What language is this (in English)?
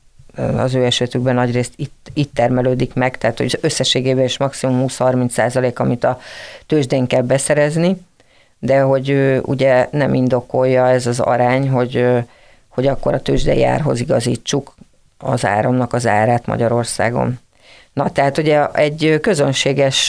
Hungarian